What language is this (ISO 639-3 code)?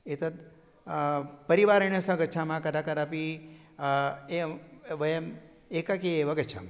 san